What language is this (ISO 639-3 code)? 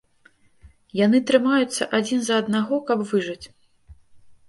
bel